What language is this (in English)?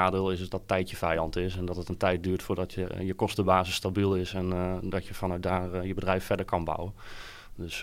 Dutch